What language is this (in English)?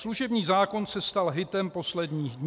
Czech